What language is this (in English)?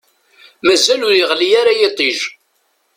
Kabyle